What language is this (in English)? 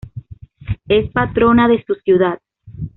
Spanish